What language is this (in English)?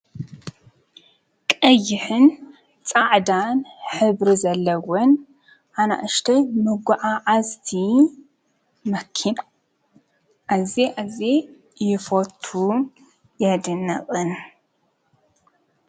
Tigrinya